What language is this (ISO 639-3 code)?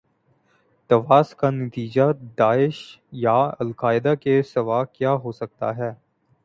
urd